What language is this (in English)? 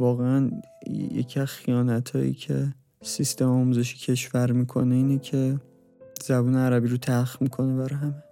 Persian